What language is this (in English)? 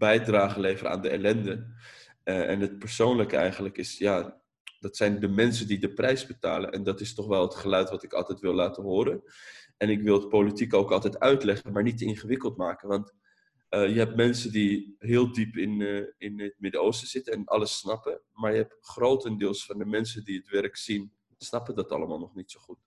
Dutch